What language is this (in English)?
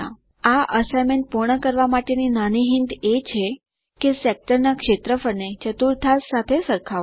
Gujarati